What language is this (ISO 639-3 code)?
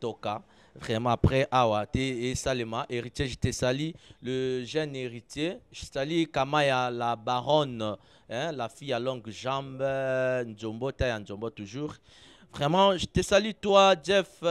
fra